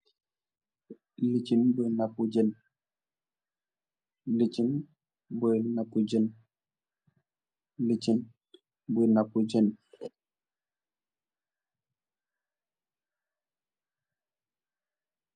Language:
Wolof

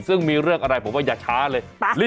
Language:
Thai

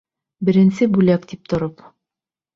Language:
Bashkir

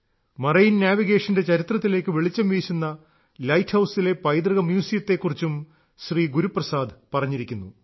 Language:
Malayalam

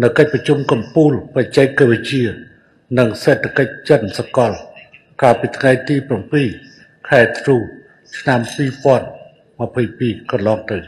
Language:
Thai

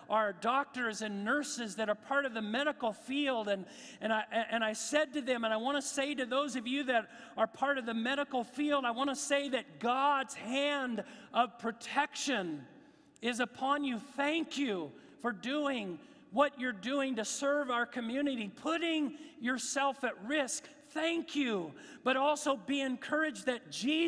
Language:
English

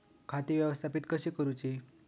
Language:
Marathi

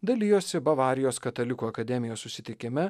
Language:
Lithuanian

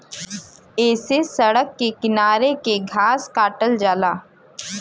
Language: Bhojpuri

